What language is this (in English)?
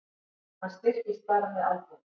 Icelandic